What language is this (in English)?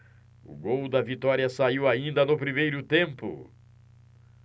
Portuguese